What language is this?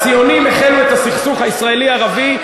Hebrew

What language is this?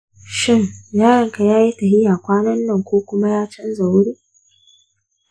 Hausa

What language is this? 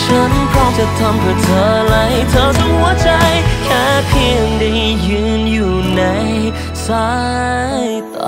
Thai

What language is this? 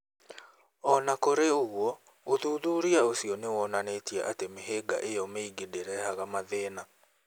Kikuyu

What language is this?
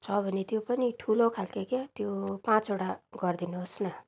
Nepali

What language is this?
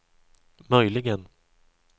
Swedish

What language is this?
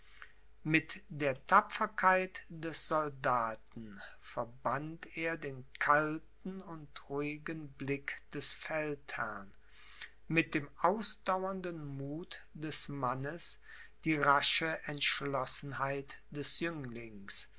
German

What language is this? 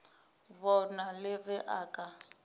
Northern Sotho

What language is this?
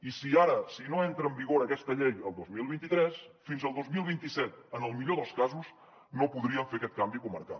Catalan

